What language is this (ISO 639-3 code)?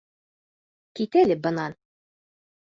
bak